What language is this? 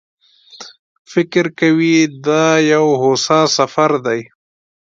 Pashto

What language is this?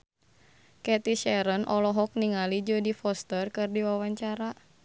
Sundanese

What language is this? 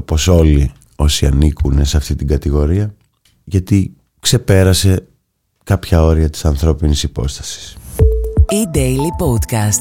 Greek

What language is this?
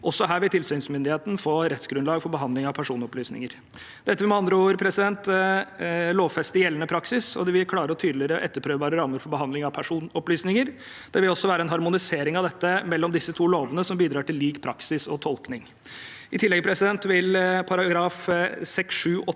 Norwegian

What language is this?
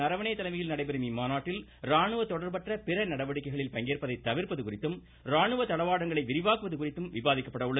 Tamil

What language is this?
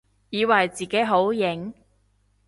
Cantonese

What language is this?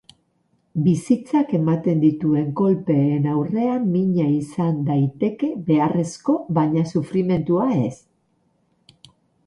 Basque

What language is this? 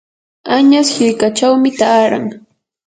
Yanahuanca Pasco Quechua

